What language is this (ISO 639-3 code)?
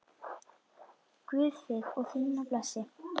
isl